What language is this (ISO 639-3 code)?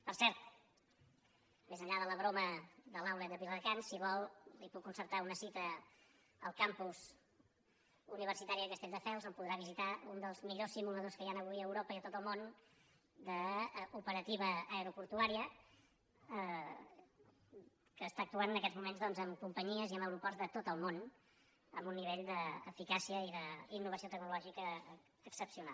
cat